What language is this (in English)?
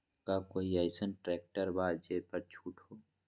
Magahi